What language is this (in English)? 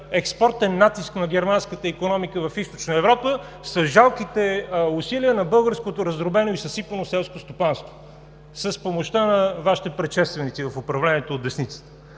Bulgarian